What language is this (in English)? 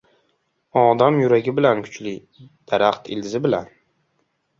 Uzbek